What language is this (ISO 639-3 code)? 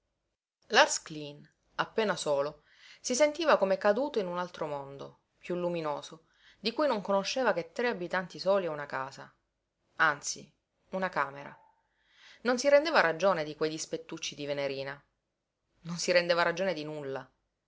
ita